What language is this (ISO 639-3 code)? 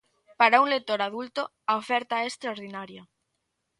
glg